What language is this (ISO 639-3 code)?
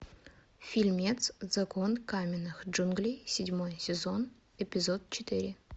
rus